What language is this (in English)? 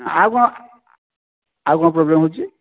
Odia